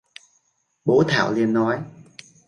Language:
Vietnamese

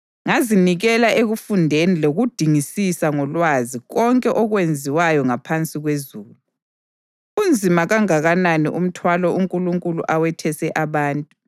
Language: North Ndebele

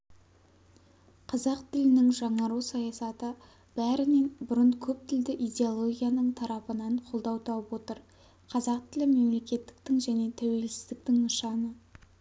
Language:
Kazakh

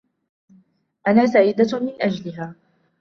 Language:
Arabic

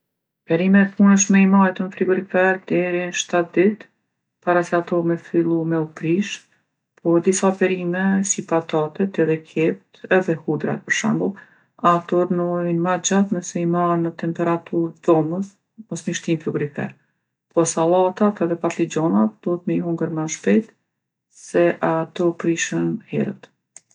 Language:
Gheg Albanian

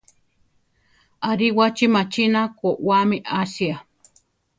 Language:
Central Tarahumara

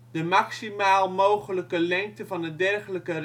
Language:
Dutch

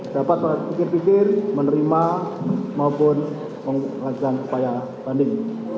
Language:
Indonesian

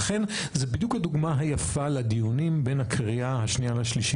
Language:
Hebrew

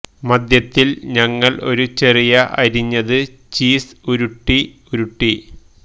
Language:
Malayalam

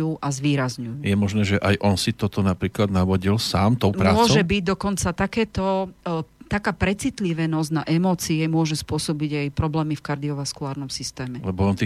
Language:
Slovak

